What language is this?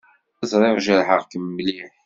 Kabyle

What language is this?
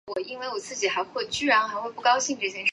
Chinese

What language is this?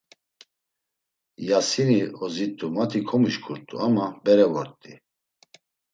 Laz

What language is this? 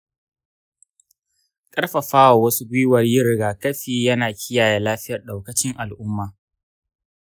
Hausa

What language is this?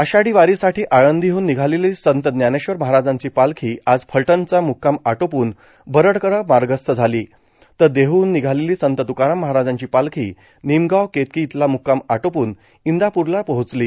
Marathi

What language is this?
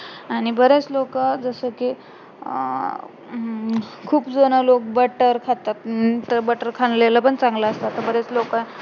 Marathi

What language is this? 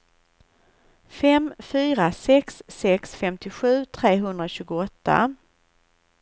Swedish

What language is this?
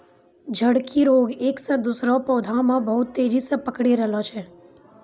Maithili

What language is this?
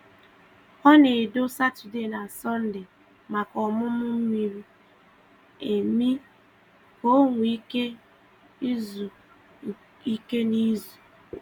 Igbo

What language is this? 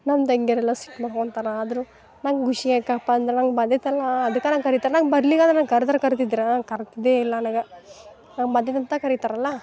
Kannada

